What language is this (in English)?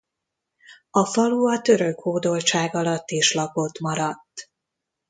Hungarian